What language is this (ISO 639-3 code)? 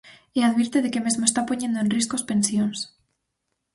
glg